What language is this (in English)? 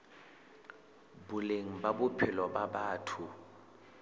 Southern Sotho